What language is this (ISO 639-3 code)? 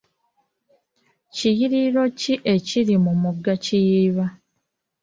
lug